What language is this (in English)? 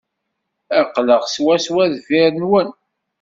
Kabyle